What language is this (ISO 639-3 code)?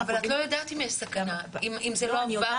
heb